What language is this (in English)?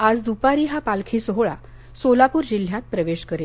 Marathi